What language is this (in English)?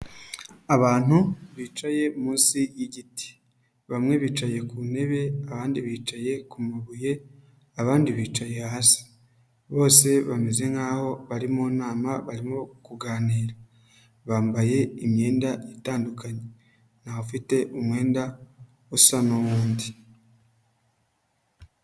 Kinyarwanda